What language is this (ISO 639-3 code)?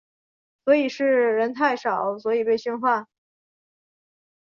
zho